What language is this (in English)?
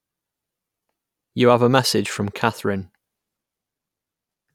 English